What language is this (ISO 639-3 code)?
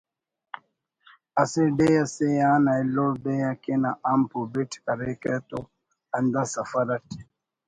brh